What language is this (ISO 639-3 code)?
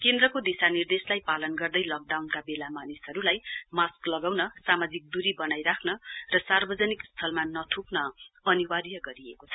nep